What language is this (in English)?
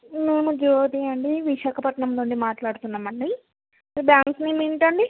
Telugu